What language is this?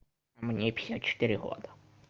Russian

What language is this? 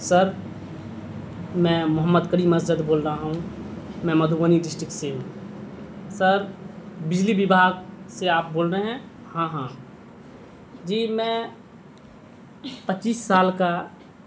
Urdu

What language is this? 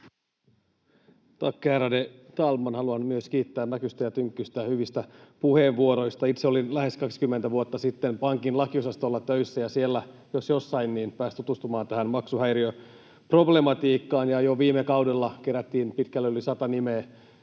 Finnish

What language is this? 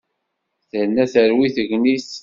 Kabyle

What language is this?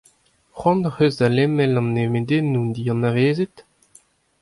Breton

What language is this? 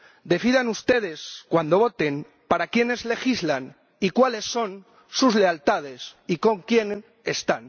Spanish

